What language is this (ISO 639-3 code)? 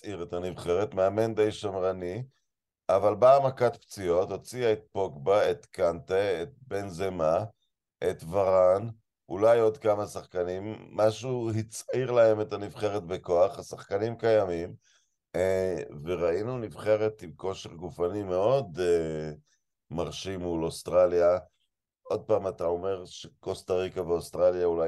heb